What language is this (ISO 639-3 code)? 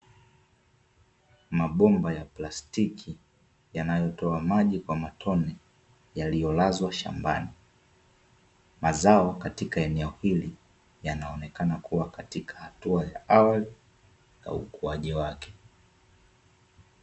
swa